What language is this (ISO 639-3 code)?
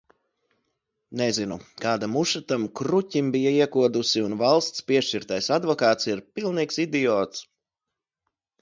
lav